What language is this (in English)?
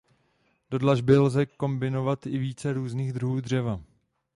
Czech